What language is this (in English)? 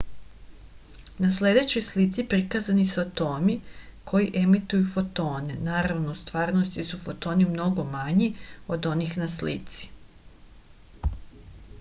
Serbian